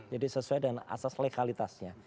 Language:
Indonesian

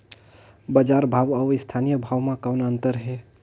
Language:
Chhattisgarhi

